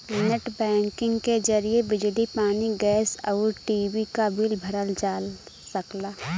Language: Bhojpuri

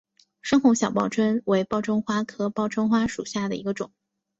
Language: Chinese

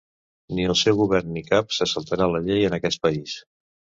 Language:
Catalan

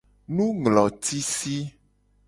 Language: Gen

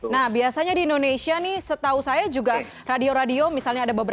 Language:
Indonesian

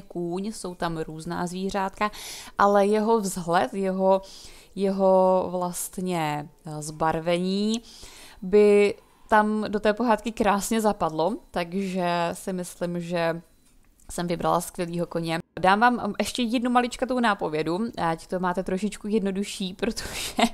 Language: Czech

